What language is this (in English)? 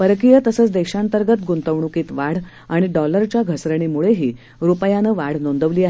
Marathi